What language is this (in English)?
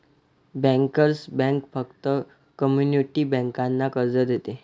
Marathi